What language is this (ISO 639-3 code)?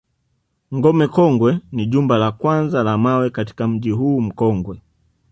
swa